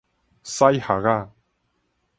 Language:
Min Nan Chinese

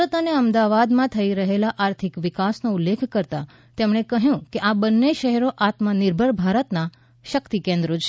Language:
Gujarati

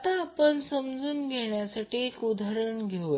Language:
Marathi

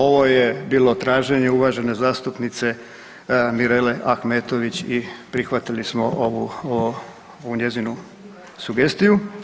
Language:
Croatian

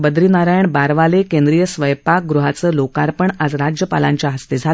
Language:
Marathi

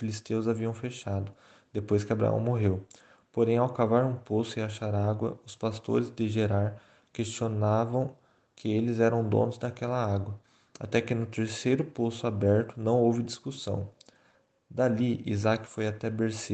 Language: Portuguese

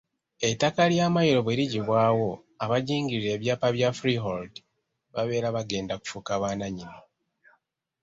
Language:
Ganda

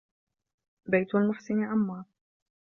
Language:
Arabic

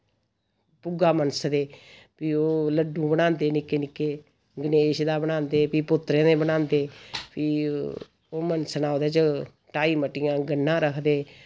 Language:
Dogri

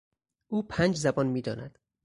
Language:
Persian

